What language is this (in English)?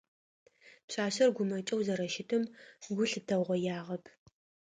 Adyghe